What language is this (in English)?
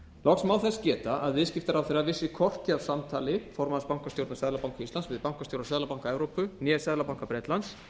Icelandic